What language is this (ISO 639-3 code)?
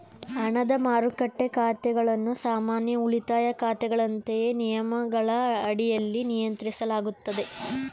kan